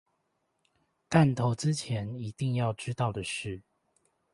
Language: Chinese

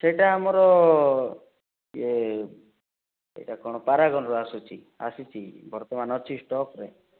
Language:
Odia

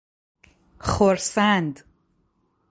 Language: Persian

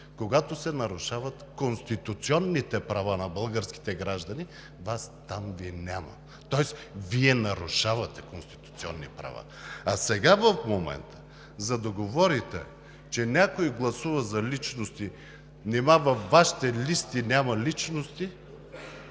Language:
Bulgarian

